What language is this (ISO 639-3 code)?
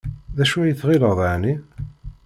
kab